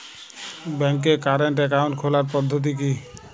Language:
Bangla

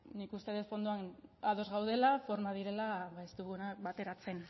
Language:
Basque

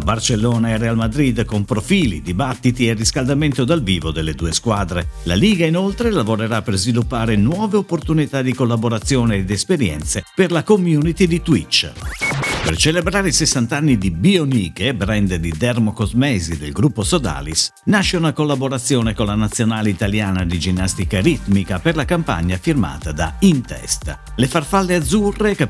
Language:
Italian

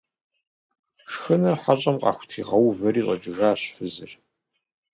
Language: Kabardian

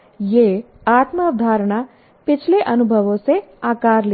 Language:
Hindi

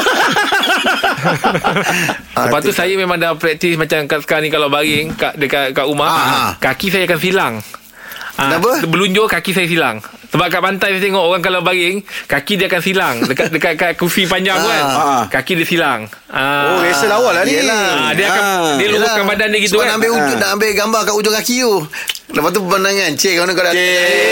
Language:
Malay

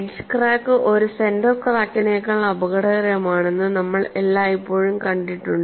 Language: Malayalam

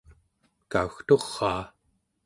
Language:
Central Yupik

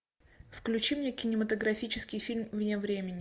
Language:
Russian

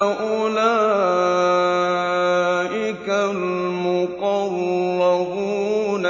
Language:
Arabic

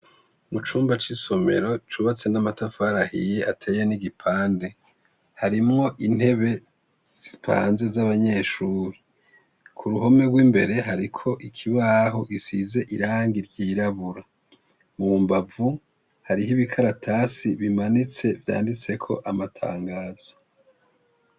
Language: Rundi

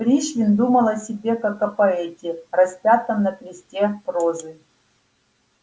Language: Russian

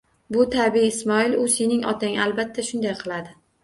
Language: Uzbek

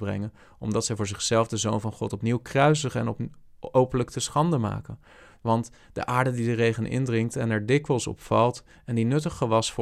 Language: Dutch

